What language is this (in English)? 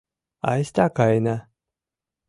Mari